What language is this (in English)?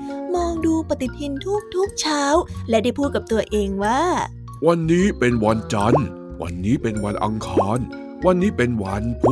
Thai